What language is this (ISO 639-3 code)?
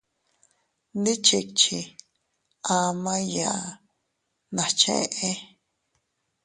cut